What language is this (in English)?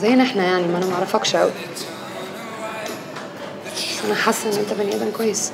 Arabic